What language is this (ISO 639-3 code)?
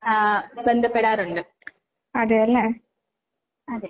mal